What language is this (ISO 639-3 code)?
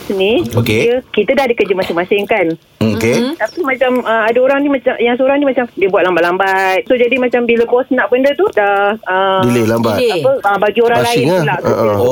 msa